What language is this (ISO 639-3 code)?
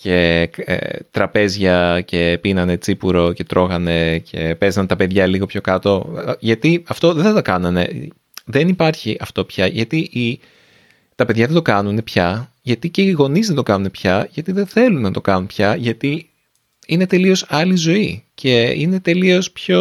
ell